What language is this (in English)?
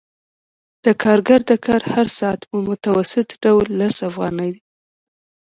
Pashto